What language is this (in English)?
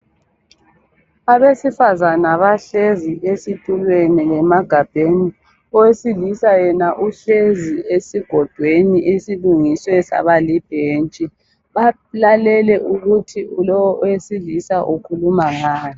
North Ndebele